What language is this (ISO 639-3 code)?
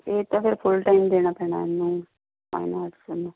pan